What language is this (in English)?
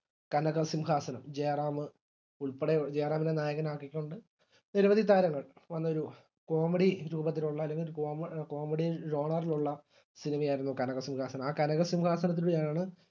Malayalam